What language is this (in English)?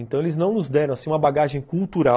Portuguese